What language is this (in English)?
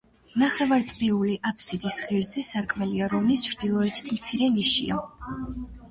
Georgian